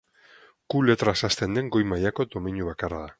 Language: Basque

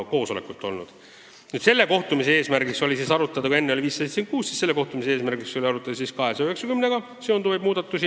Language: Estonian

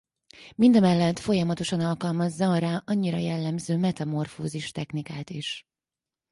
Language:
Hungarian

